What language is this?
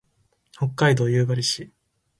Japanese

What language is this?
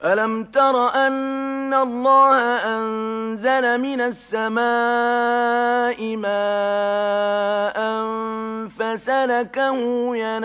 Arabic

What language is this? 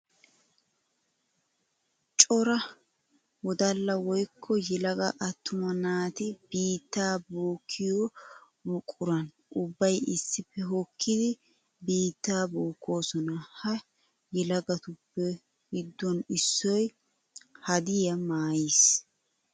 Wolaytta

